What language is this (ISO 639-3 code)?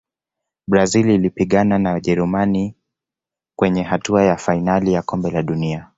swa